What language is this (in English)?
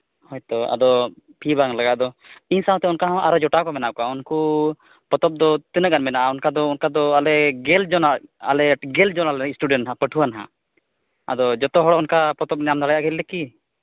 Santali